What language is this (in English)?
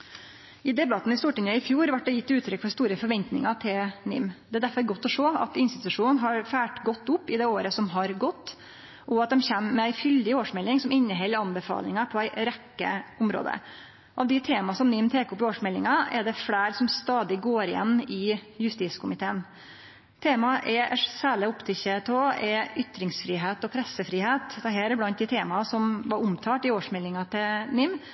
Norwegian Nynorsk